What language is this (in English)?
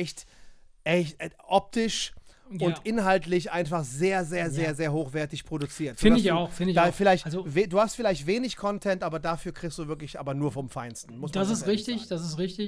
German